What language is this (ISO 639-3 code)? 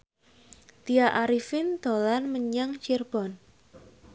jav